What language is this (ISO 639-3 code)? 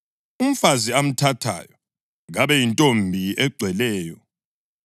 nde